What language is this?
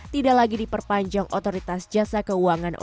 Indonesian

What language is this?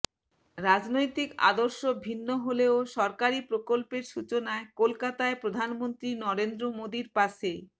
Bangla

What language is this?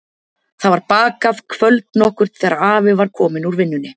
Icelandic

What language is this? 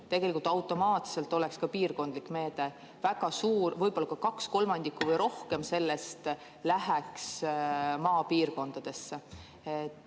Estonian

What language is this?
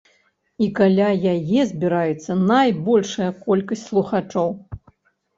Belarusian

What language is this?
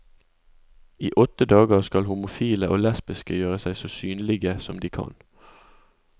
Norwegian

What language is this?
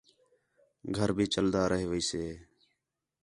Khetrani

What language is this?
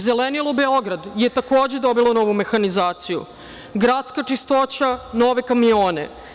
Serbian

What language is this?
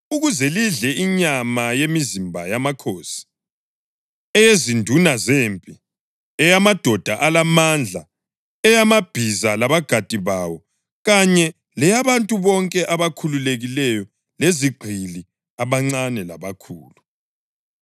North Ndebele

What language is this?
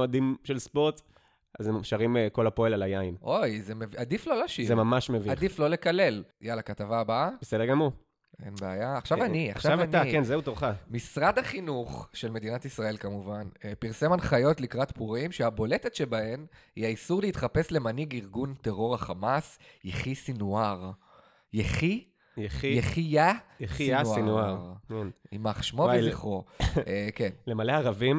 Hebrew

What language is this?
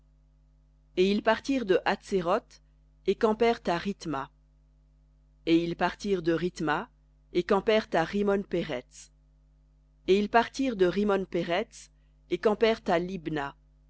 French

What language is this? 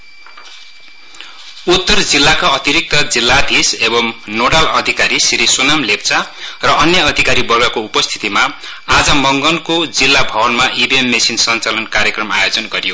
Nepali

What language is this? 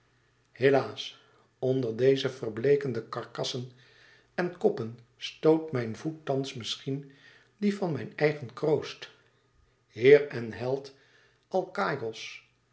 Dutch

